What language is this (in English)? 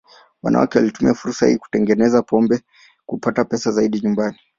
Swahili